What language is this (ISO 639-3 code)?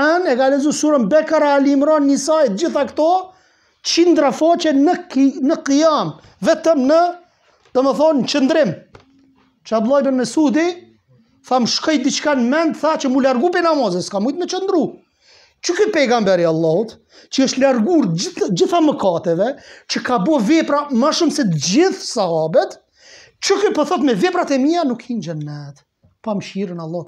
ron